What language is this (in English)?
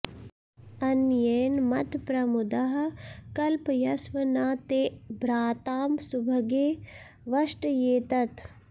Sanskrit